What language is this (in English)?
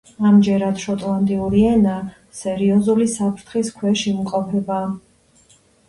Georgian